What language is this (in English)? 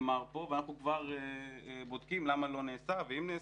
Hebrew